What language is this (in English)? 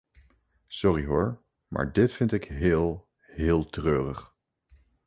Dutch